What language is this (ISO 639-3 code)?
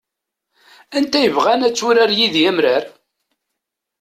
kab